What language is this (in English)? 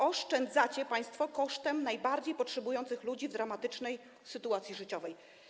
Polish